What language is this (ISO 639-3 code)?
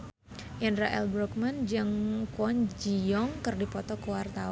sun